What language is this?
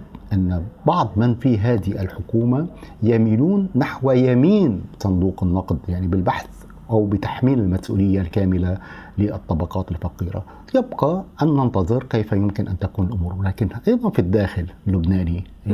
Arabic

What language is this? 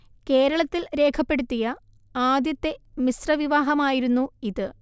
Malayalam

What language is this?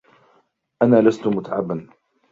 Arabic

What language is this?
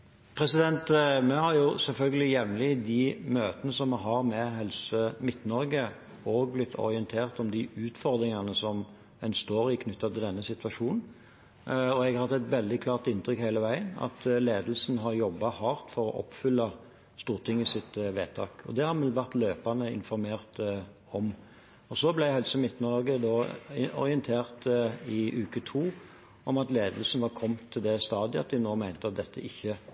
Norwegian Bokmål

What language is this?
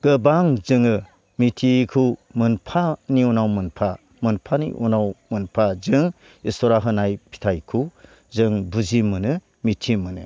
Bodo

